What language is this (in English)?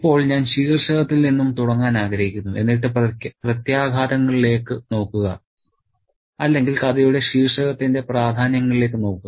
Malayalam